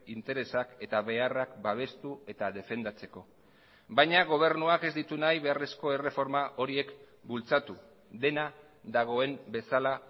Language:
Basque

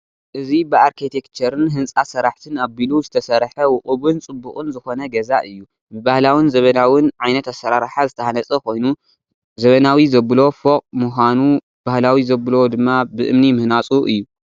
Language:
Tigrinya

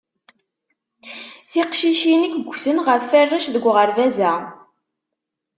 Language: Kabyle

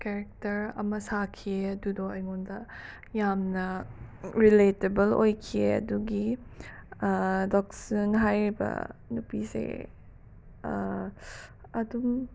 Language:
Manipuri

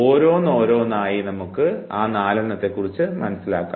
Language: Malayalam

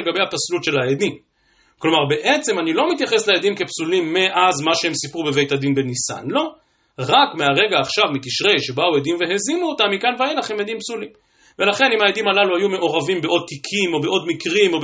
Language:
Hebrew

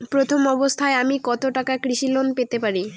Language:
Bangla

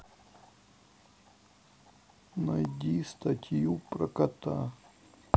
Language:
Russian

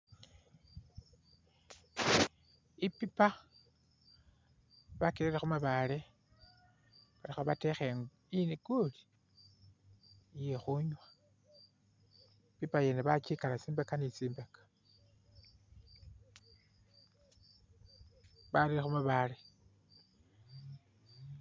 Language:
Masaaba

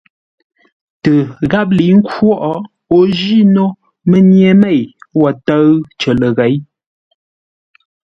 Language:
Ngombale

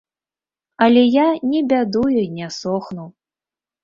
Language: Belarusian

